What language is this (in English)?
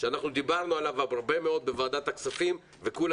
Hebrew